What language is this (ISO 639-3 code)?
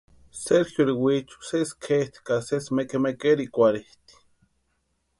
pua